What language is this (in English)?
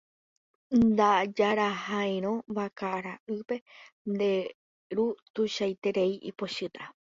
Guarani